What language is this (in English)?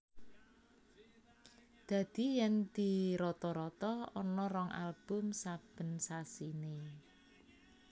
Javanese